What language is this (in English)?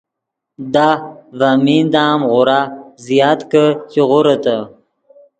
Yidgha